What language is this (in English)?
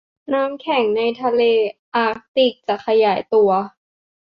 Thai